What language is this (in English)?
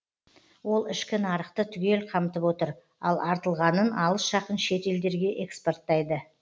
Kazakh